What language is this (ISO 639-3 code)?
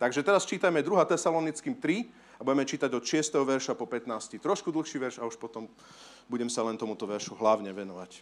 slk